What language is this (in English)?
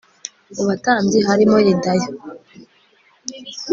Kinyarwanda